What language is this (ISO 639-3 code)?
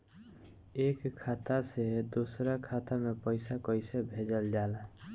bho